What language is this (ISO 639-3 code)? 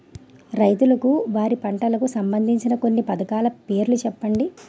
tel